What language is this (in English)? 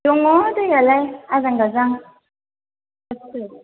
Bodo